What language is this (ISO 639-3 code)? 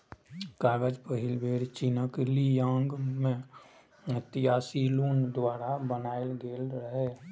mai